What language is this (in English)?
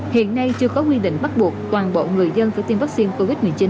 Vietnamese